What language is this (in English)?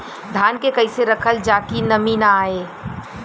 Bhojpuri